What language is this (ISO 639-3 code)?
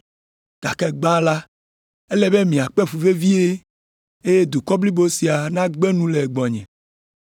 ewe